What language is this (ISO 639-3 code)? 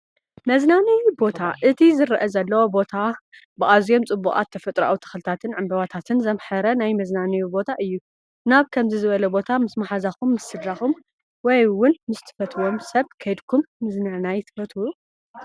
tir